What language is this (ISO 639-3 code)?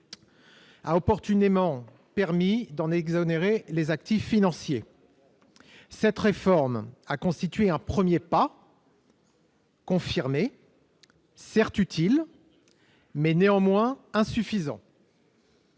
fra